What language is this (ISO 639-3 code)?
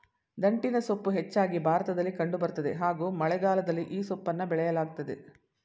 kan